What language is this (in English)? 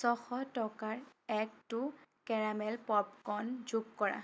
Assamese